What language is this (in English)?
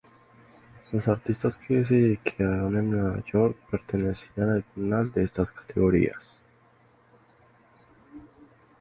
Spanish